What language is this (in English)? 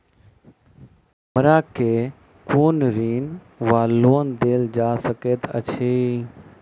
Maithili